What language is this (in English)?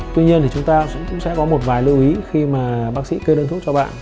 Vietnamese